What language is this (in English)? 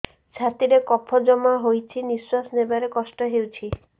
Odia